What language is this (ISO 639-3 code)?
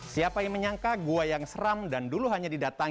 ind